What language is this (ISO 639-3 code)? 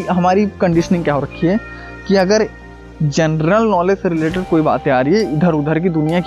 hin